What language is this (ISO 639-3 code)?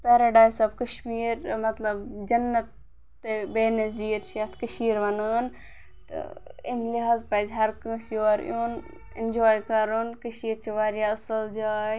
kas